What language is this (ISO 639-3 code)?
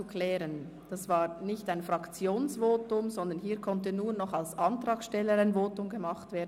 gsw